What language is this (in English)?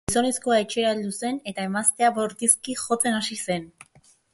Basque